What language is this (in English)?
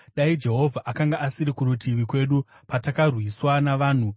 Shona